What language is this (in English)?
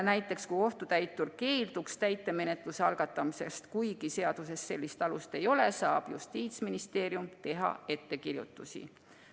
Estonian